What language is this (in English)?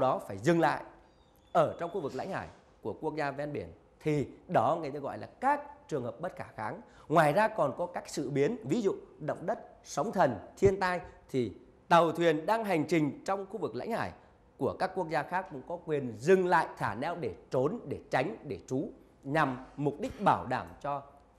Vietnamese